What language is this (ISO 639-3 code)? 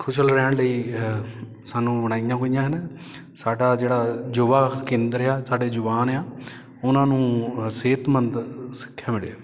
pan